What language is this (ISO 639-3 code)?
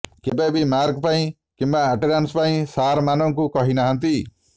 ori